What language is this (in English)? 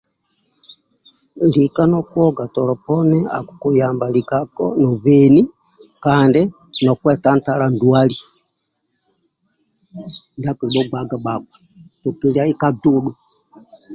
Amba (Uganda)